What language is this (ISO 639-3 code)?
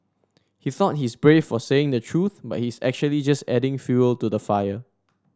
eng